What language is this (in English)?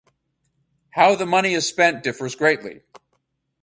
English